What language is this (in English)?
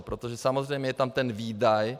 Czech